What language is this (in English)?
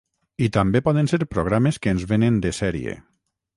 Catalan